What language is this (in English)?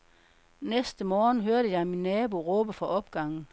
Danish